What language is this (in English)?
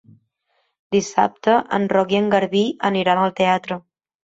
Catalan